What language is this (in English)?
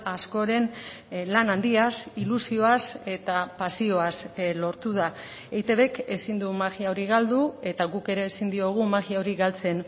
Basque